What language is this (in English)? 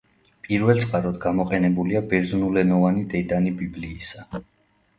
Georgian